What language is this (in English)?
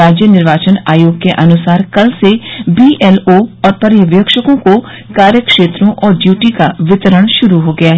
Hindi